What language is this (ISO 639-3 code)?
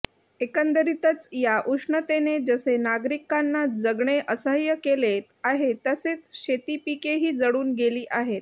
mar